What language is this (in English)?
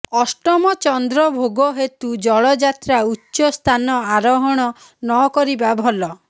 Odia